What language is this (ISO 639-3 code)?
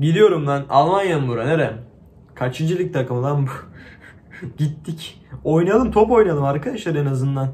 tur